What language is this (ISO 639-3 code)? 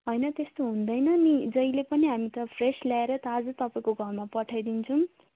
nep